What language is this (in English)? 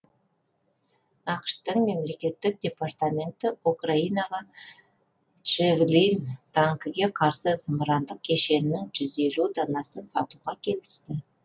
Kazakh